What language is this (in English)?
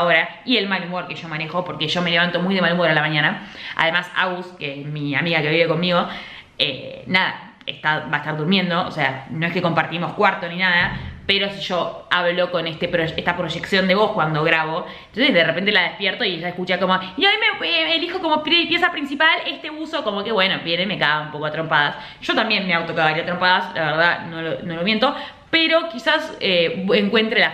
Spanish